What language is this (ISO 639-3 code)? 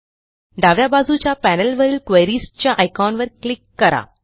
mar